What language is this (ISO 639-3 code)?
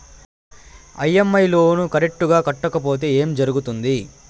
tel